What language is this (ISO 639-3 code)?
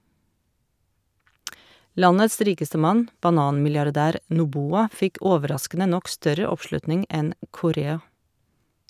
nor